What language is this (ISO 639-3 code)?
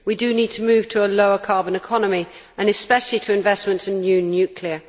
eng